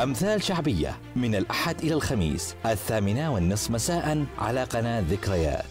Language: Arabic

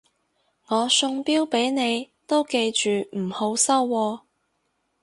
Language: Cantonese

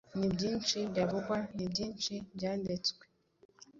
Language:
Kinyarwanda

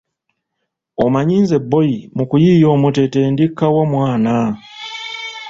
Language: Ganda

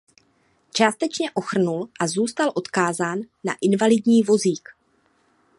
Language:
Czech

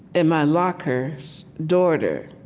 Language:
English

